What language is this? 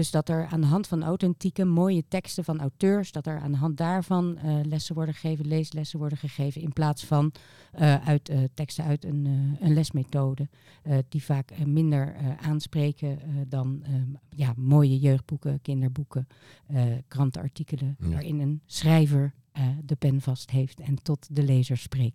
Dutch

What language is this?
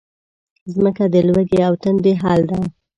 Pashto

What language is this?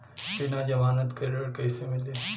Bhojpuri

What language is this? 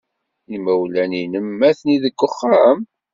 Kabyle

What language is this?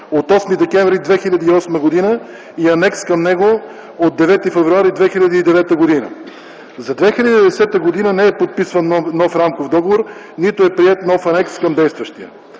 Bulgarian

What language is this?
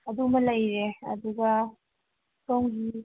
Manipuri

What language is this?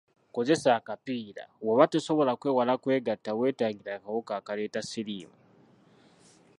Ganda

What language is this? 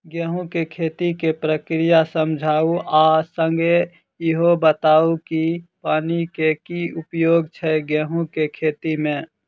Maithili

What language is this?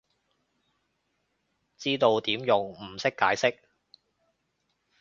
Cantonese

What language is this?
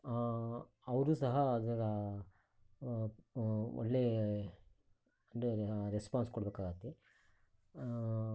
Kannada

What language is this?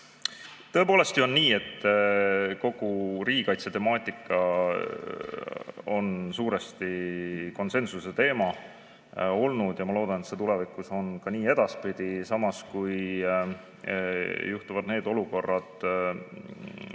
Estonian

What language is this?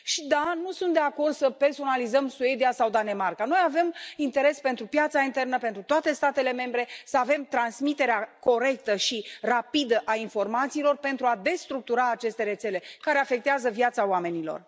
Romanian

